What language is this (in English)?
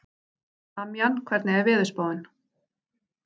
Icelandic